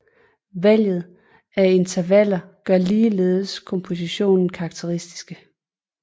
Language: Danish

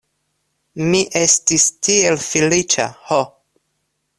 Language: Esperanto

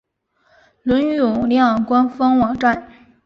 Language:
Chinese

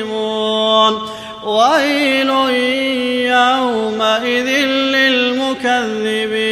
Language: Arabic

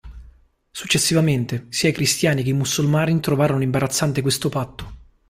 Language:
Italian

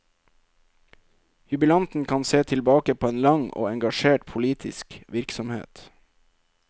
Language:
Norwegian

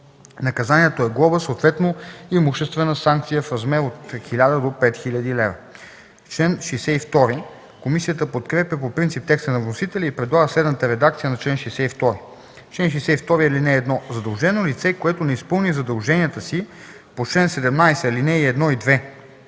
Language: Bulgarian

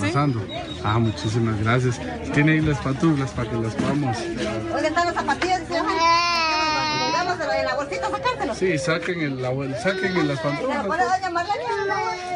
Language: Spanish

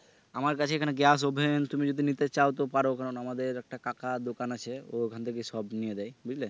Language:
Bangla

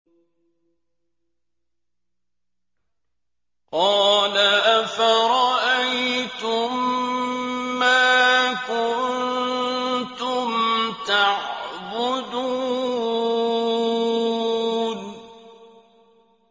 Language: Arabic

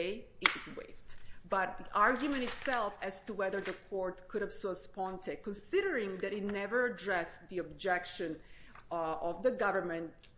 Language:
English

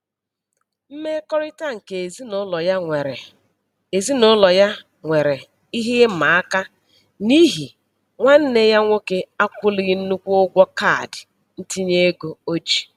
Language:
Igbo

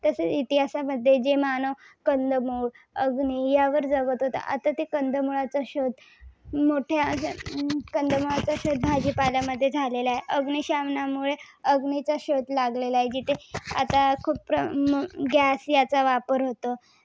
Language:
Marathi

